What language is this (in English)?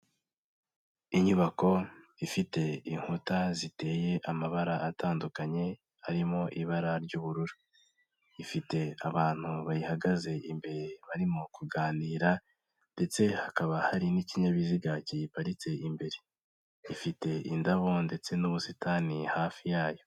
Kinyarwanda